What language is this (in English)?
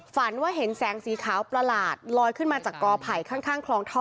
Thai